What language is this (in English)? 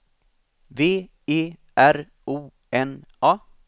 Swedish